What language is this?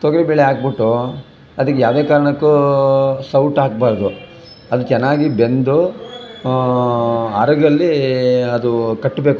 Kannada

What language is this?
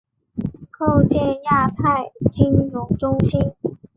Chinese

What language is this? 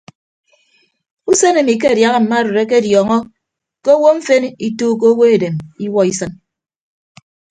Ibibio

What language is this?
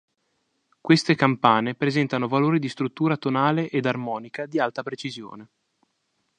Italian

